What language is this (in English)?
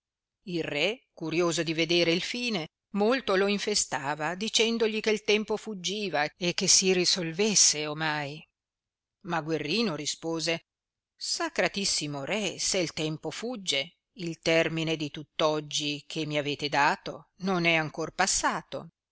Italian